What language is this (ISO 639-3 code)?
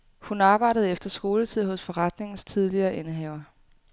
dan